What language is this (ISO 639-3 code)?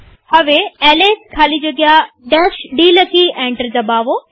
guj